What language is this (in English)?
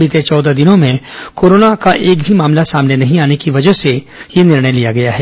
Hindi